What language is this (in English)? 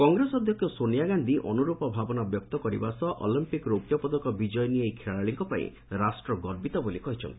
Odia